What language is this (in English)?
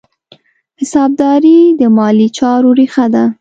Pashto